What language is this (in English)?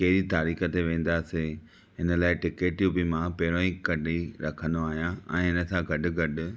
Sindhi